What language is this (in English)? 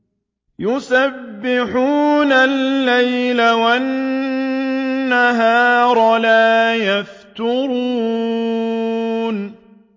Arabic